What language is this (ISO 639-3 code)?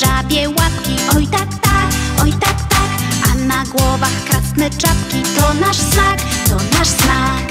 pol